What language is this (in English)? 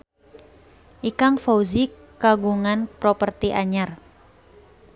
Sundanese